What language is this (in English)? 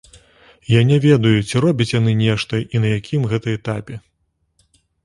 Belarusian